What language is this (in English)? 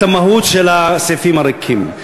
Hebrew